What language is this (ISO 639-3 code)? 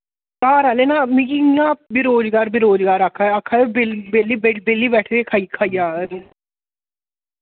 doi